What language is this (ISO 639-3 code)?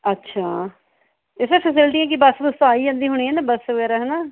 pan